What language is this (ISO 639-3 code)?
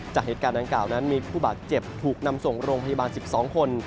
tha